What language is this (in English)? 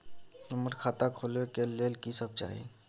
Maithili